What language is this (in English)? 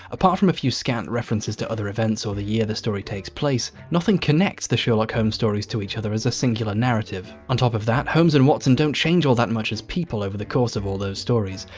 English